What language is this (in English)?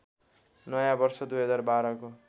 Nepali